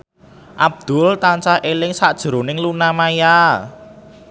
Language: Javanese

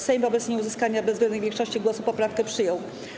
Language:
Polish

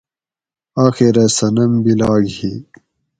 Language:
Gawri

